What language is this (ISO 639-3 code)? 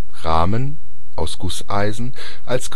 deu